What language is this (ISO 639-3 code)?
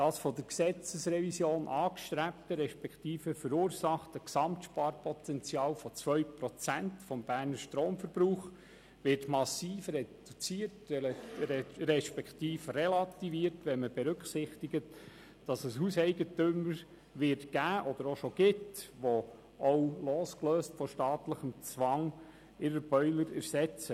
gsw